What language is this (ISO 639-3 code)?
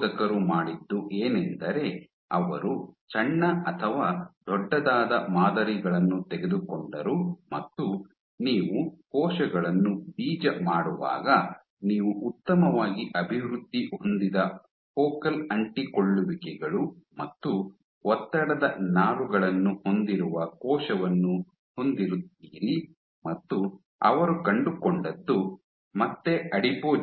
kan